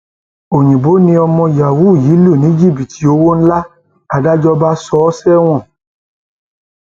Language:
Yoruba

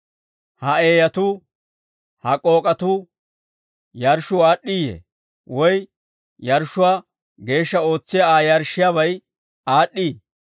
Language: Dawro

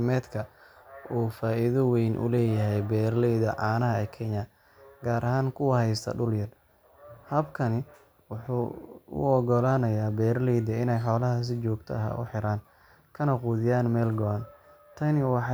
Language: Somali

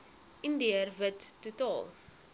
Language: Afrikaans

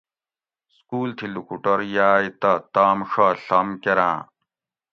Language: Gawri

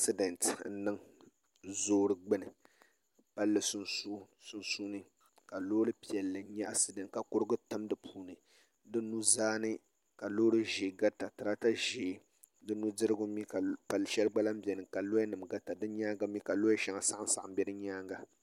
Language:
Dagbani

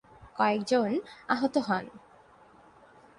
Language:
Bangla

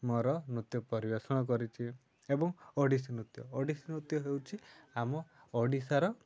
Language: Odia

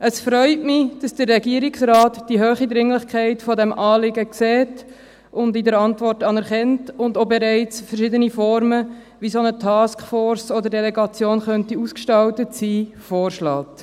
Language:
Swiss German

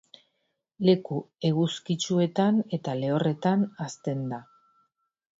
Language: Basque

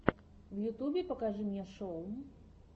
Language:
Russian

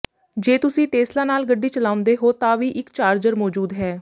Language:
Punjabi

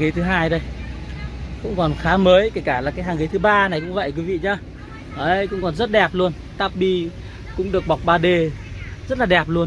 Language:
Vietnamese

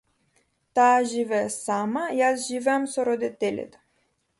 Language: Macedonian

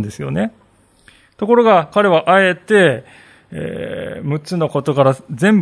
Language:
Japanese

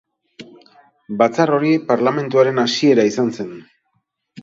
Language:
Basque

